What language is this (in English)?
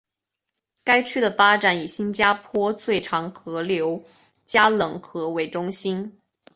Chinese